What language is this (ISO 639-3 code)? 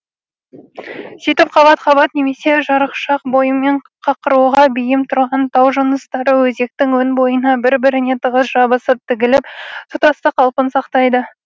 kaz